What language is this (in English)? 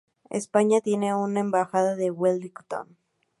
Spanish